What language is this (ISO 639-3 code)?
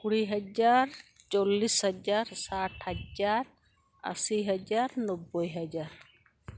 sat